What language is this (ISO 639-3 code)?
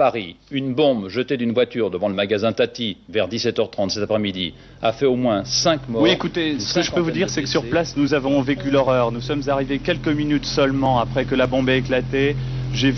fra